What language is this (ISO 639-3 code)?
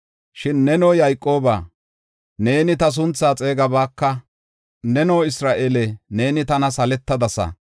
gof